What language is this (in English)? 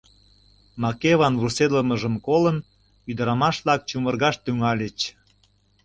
Mari